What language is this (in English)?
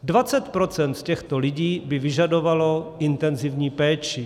Czech